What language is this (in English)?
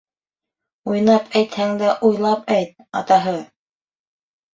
Bashkir